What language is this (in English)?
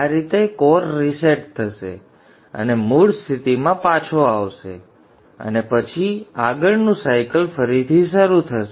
Gujarati